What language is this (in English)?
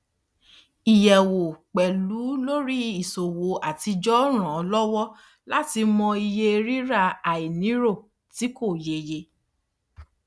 Yoruba